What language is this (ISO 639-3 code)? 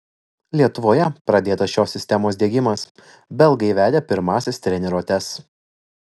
lit